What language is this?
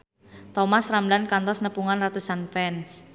Sundanese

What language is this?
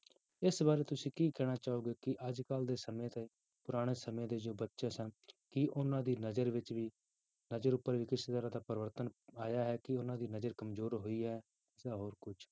Punjabi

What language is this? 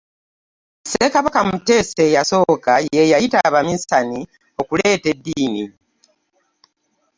Ganda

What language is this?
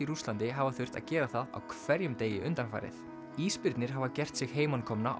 Icelandic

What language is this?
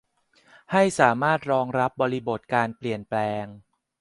Thai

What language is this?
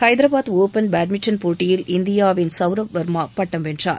Tamil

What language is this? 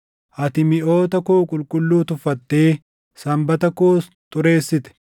Oromo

